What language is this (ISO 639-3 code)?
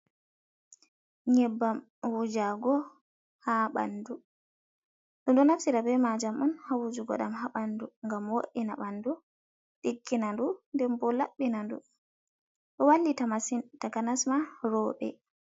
ful